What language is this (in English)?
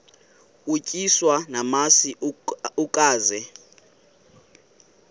Xhosa